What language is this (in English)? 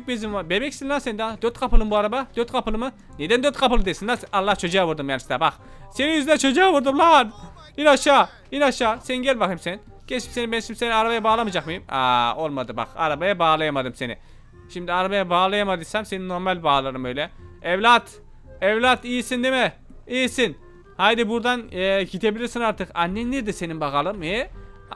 Turkish